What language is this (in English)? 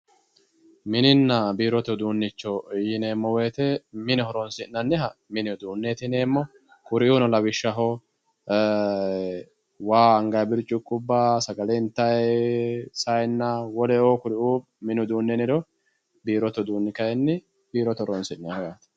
Sidamo